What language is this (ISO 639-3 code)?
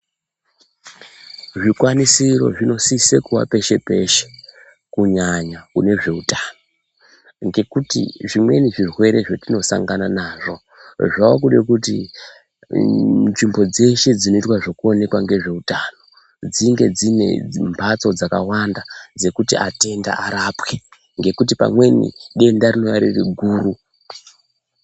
ndc